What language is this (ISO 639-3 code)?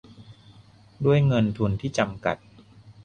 tha